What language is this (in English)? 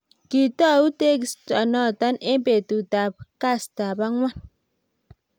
Kalenjin